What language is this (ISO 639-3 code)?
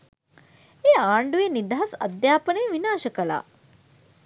sin